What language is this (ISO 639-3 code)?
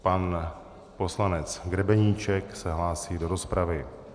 ces